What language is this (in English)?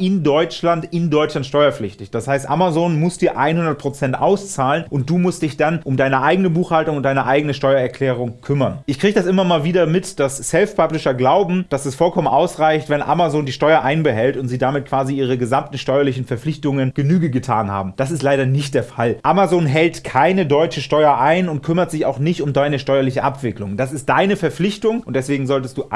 German